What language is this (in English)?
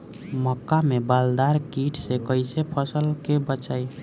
Bhojpuri